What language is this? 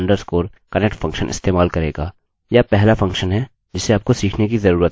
Hindi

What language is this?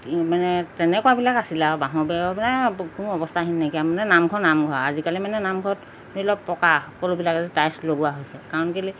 Assamese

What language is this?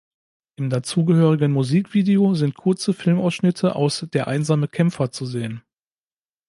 German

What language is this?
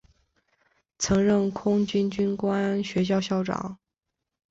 Chinese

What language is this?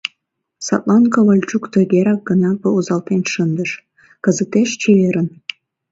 Mari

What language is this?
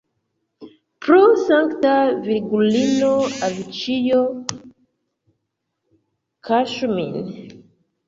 Esperanto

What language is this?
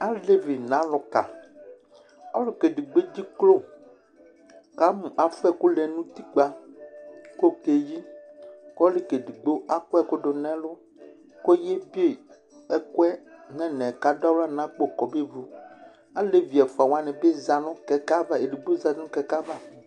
Ikposo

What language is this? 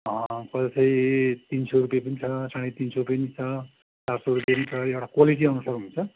Nepali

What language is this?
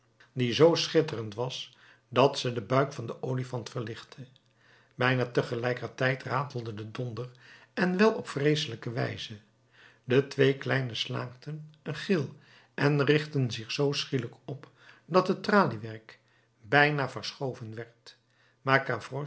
Dutch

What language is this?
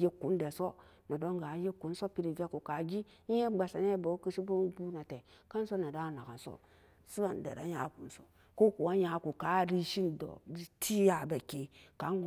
Samba Daka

